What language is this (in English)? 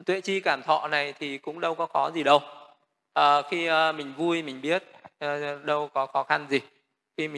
Vietnamese